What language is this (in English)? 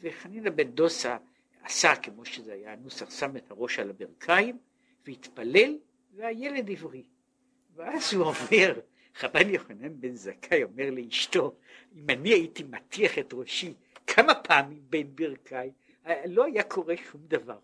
Hebrew